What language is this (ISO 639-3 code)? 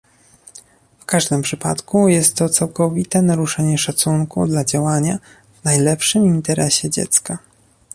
pol